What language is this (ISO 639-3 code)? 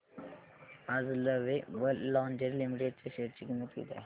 mar